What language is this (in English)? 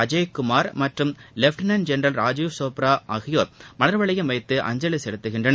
Tamil